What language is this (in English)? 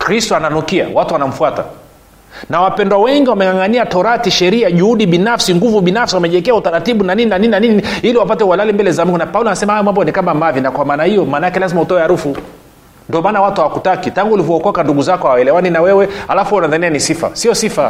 Swahili